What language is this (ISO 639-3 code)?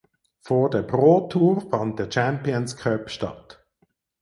deu